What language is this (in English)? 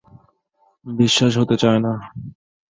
Bangla